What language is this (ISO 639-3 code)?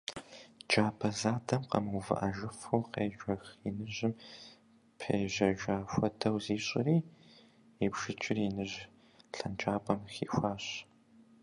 kbd